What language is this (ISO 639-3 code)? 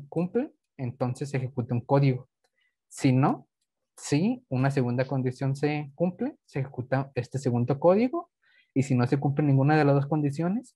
spa